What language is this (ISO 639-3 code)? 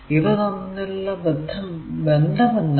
mal